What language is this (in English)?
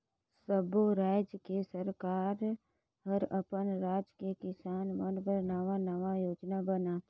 Chhattisgarhi